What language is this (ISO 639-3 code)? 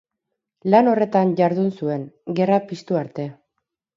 eus